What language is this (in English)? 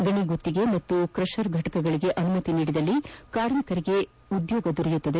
Kannada